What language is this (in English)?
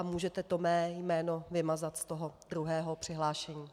Czech